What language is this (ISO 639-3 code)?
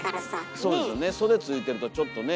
jpn